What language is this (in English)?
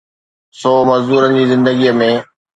Sindhi